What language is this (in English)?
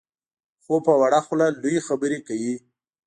Pashto